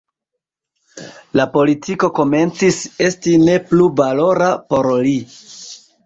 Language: Esperanto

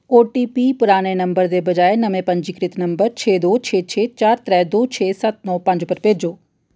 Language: Dogri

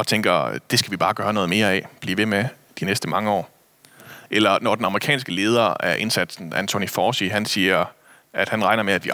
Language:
Danish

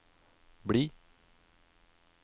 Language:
Norwegian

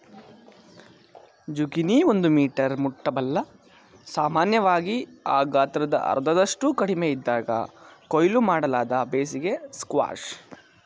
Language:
Kannada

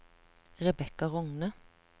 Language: Norwegian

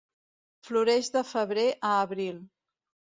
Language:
Catalan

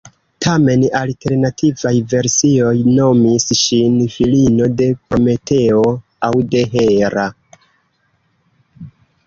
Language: Esperanto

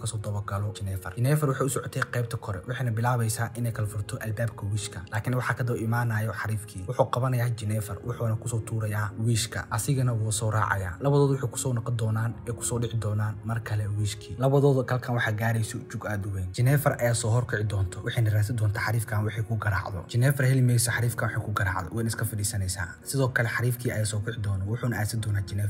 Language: Arabic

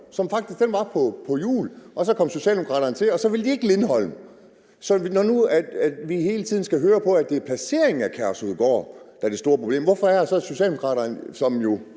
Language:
Danish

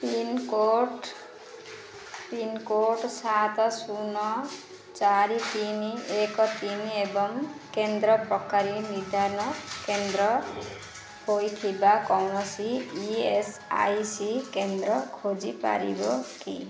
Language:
Odia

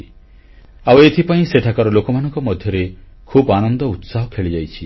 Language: Odia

